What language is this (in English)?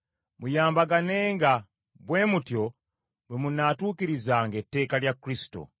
Ganda